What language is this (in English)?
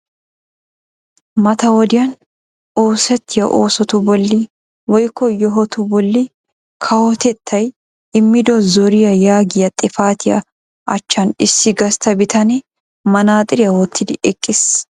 Wolaytta